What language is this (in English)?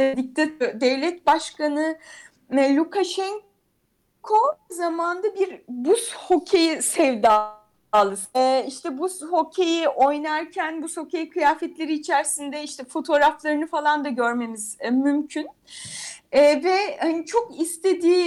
Turkish